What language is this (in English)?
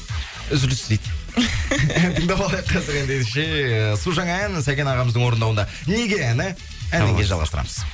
Kazakh